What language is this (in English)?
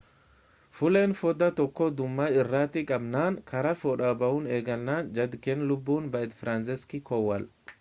Oromo